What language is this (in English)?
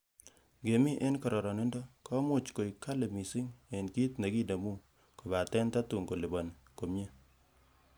Kalenjin